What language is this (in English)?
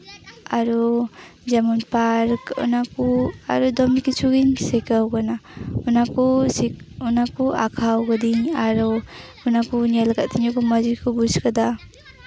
Santali